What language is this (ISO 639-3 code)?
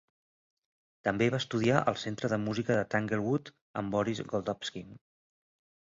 cat